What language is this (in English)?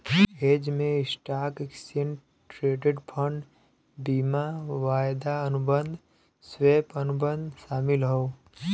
Bhojpuri